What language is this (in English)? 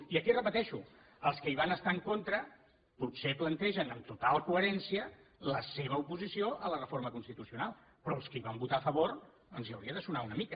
Catalan